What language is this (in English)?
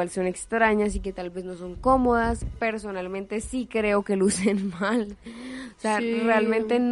Spanish